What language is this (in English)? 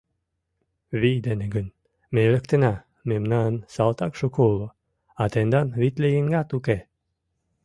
Mari